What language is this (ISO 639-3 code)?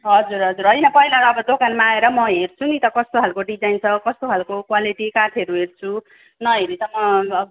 nep